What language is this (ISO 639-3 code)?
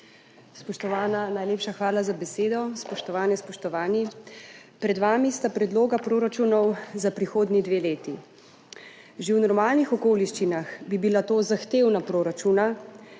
slv